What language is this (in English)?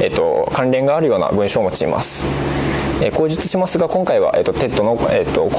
Japanese